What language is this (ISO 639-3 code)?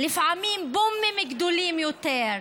heb